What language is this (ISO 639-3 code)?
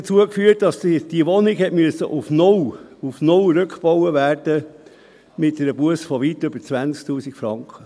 gsw